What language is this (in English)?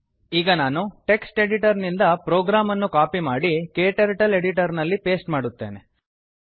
Kannada